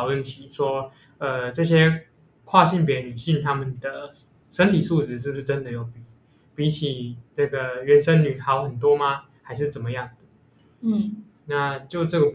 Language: Chinese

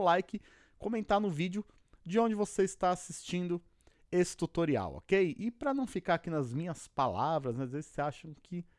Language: Portuguese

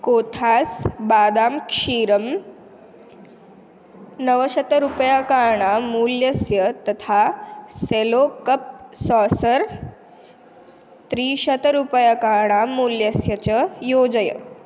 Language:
Sanskrit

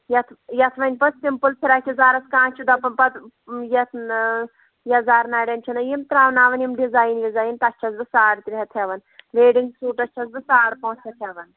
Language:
Kashmiri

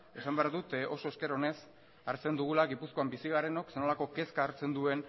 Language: Basque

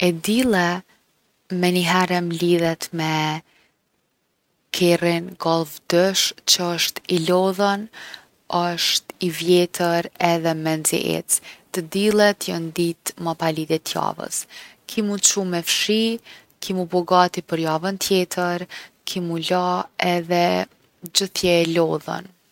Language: Gheg Albanian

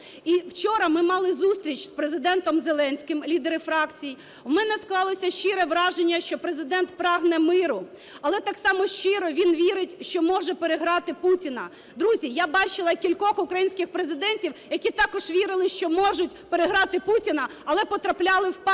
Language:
Ukrainian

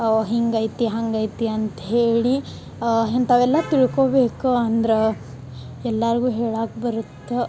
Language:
Kannada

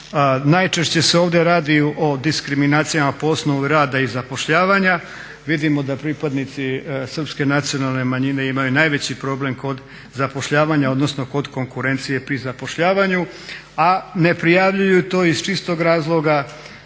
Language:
Croatian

